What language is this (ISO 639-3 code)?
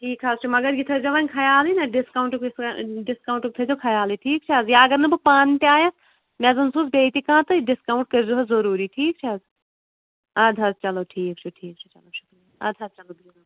kas